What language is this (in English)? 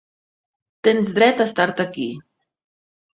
Catalan